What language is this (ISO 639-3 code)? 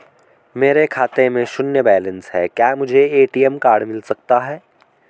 hin